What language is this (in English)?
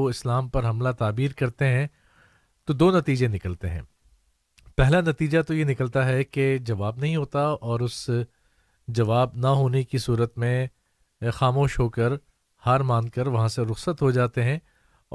Urdu